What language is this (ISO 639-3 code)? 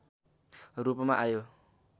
nep